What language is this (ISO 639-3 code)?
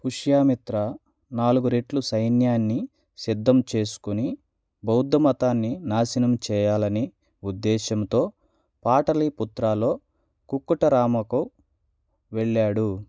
tel